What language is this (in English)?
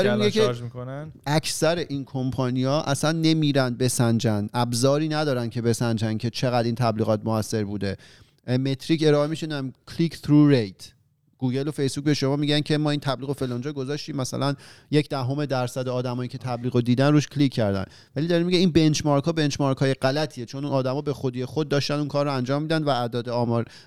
Persian